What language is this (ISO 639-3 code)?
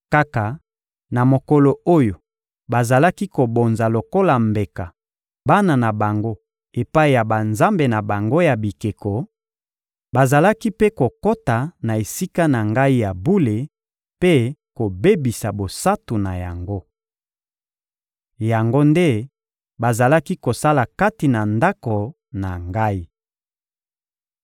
lin